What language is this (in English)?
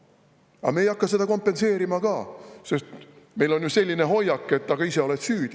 Estonian